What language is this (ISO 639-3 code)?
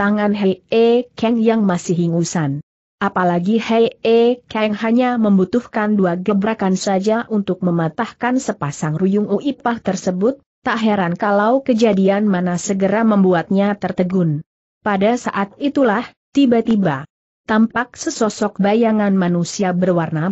ind